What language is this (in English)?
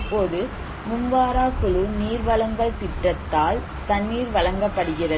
Tamil